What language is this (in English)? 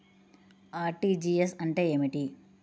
Telugu